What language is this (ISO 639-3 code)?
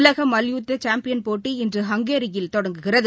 tam